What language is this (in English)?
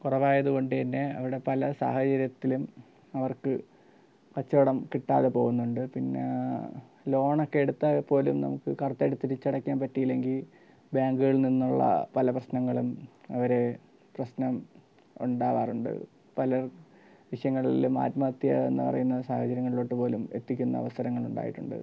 Malayalam